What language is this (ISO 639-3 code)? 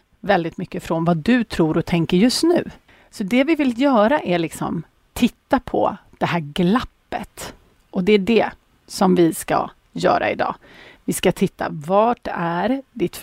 swe